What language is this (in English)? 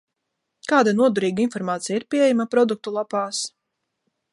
Latvian